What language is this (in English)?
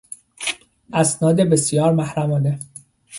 Persian